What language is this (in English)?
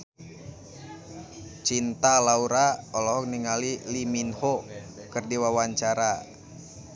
Sundanese